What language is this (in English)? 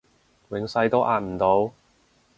Cantonese